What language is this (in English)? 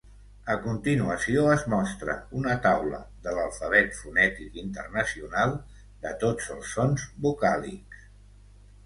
Catalan